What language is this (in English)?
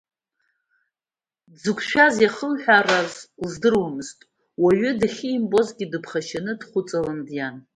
Abkhazian